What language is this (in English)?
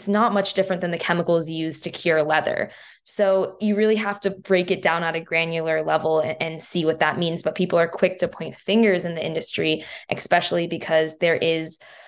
English